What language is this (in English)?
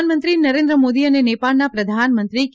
Gujarati